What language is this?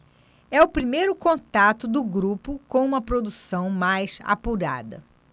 Portuguese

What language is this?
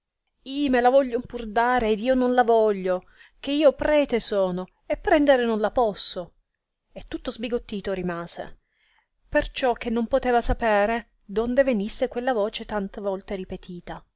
Italian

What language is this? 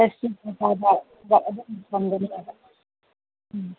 Manipuri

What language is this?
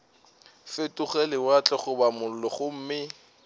Northern Sotho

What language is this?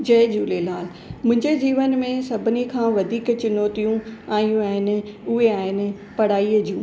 Sindhi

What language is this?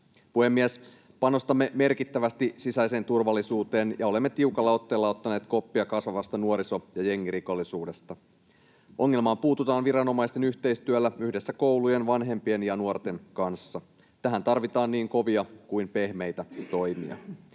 Finnish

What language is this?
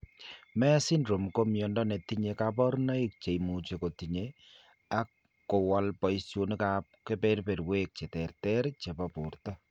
Kalenjin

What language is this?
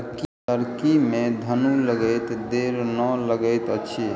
Maithili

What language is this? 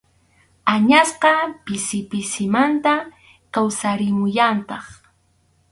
Arequipa-La Unión Quechua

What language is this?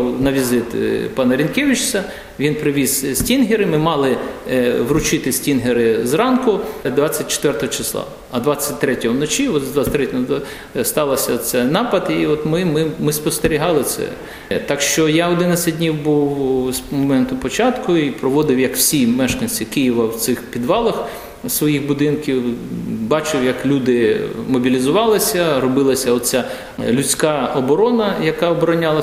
Ukrainian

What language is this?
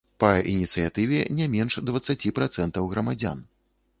Belarusian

